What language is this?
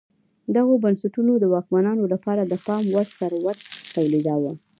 Pashto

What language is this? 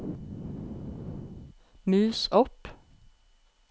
Norwegian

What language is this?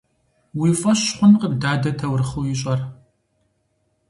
Kabardian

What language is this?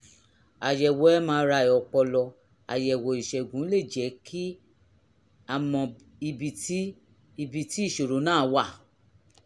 Yoruba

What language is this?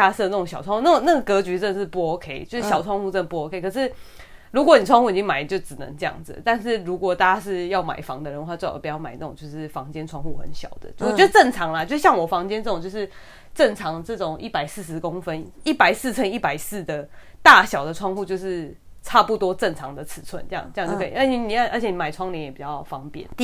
Chinese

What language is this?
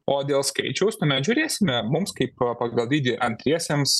Lithuanian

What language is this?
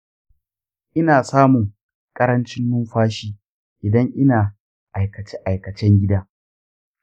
Hausa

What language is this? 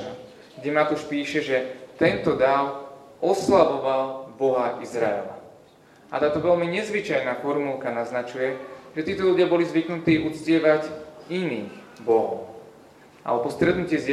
Slovak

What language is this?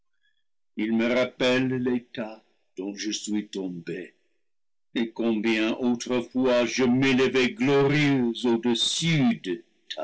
French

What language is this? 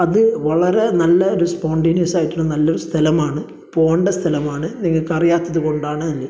Malayalam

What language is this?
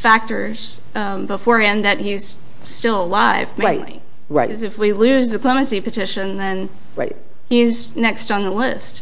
English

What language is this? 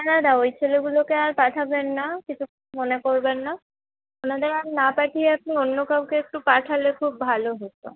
Bangla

